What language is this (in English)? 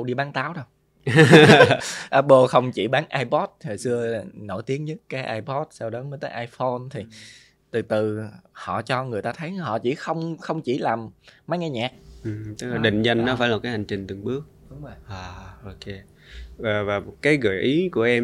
Vietnamese